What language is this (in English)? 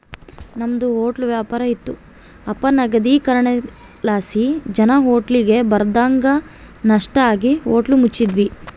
Kannada